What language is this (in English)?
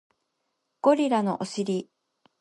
Japanese